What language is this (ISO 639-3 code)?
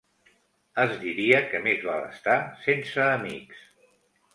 cat